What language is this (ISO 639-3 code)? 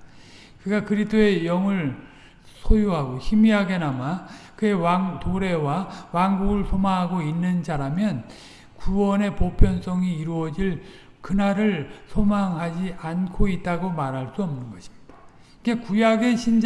kor